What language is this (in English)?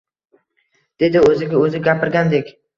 Uzbek